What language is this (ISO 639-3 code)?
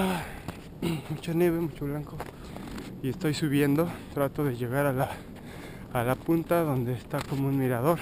spa